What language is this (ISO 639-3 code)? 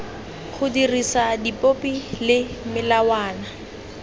tsn